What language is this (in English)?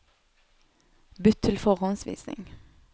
Norwegian